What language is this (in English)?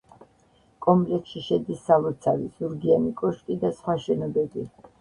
Georgian